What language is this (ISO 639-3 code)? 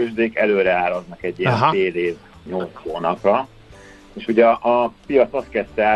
hun